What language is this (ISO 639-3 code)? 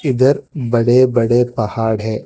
hin